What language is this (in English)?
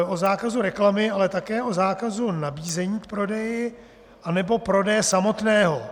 Czech